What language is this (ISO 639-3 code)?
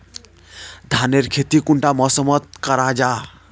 mag